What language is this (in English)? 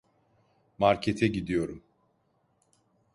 Turkish